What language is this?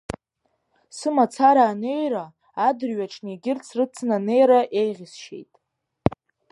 Abkhazian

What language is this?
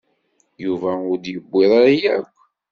Kabyle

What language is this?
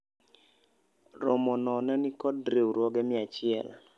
Luo (Kenya and Tanzania)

